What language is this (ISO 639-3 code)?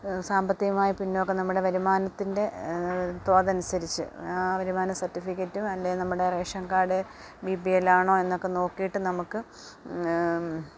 mal